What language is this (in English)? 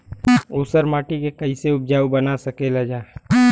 Bhojpuri